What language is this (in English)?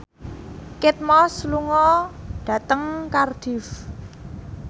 Javanese